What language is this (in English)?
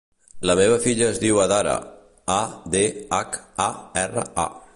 Catalan